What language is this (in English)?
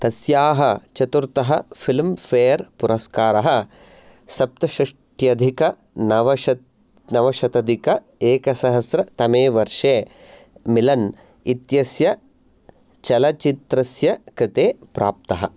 Sanskrit